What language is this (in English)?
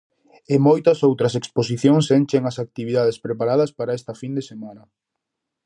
Galician